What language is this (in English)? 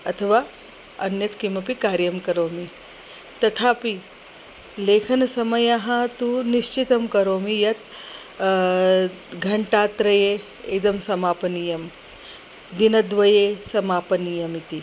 Sanskrit